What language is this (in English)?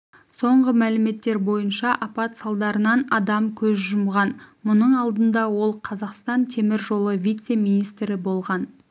Kazakh